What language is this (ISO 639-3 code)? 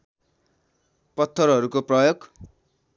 nep